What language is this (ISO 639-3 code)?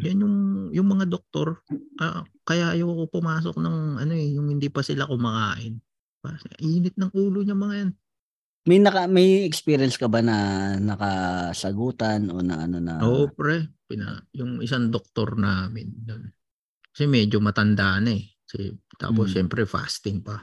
fil